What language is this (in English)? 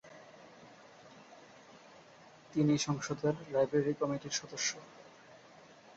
Bangla